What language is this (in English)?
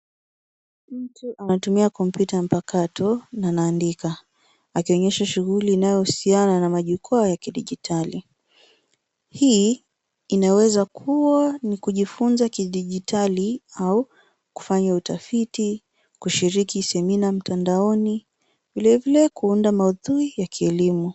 Swahili